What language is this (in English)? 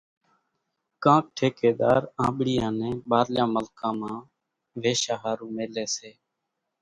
Kachi Koli